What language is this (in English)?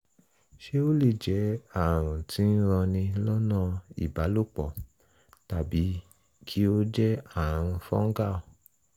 Yoruba